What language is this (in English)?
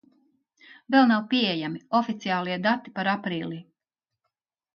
Latvian